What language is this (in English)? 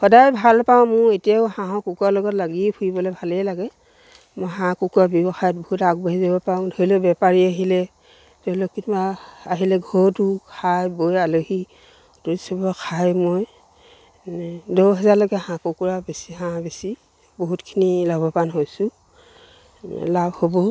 Assamese